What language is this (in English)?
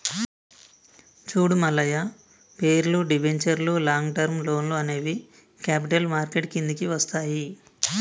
Telugu